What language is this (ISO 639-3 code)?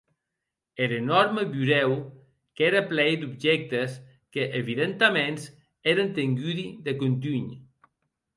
oci